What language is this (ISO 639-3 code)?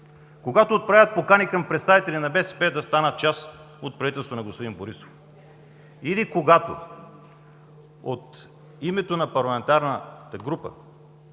bul